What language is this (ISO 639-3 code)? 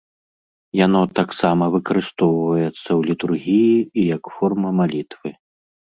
bel